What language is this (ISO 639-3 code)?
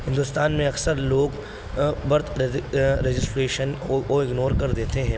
urd